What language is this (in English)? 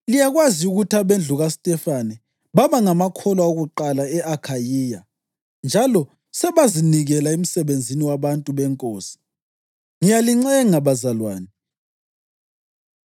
North Ndebele